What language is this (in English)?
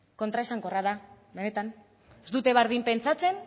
Basque